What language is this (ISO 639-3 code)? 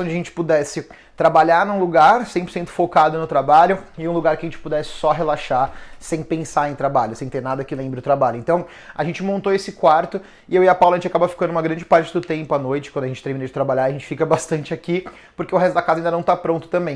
por